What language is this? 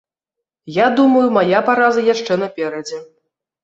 Belarusian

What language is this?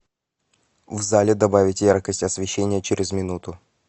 Russian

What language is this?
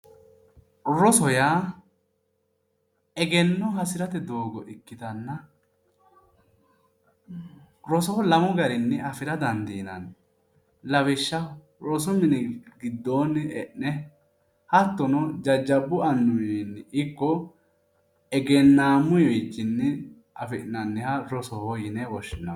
Sidamo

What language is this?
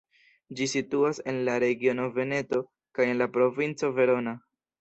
Esperanto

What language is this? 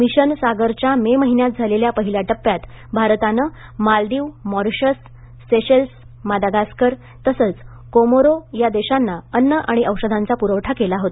Marathi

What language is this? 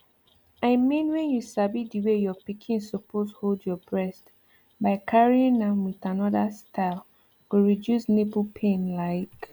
Nigerian Pidgin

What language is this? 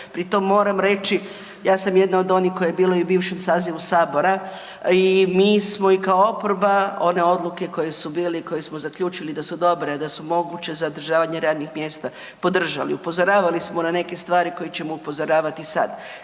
Croatian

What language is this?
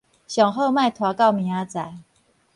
Min Nan Chinese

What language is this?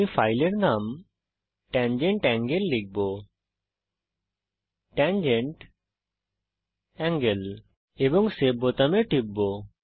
Bangla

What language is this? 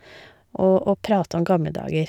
Norwegian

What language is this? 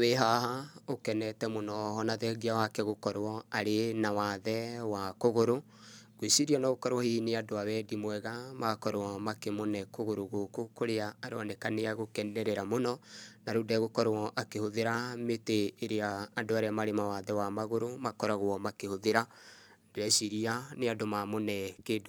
Kikuyu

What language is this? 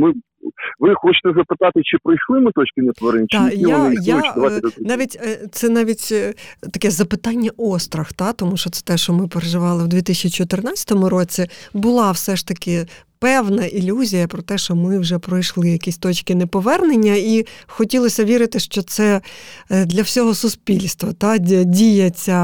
Ukrainian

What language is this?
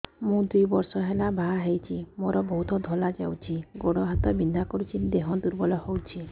Odia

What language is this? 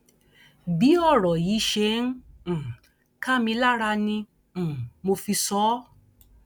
Yoruba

